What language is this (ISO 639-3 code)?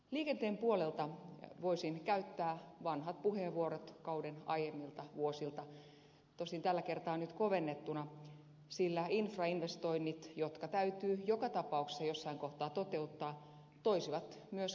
fin